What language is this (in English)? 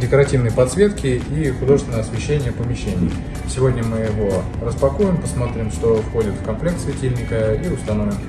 Russian